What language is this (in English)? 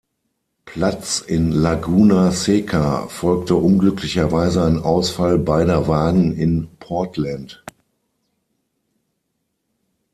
German